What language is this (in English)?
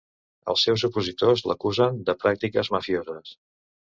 Catalan